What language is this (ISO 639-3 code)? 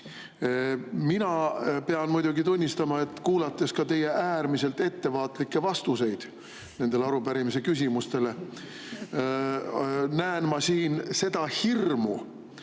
est